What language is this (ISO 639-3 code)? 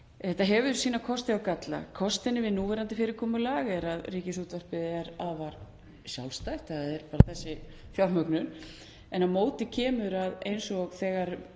isl